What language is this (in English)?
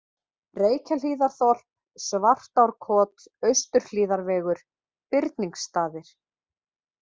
Icelandic